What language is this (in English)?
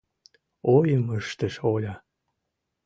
Mari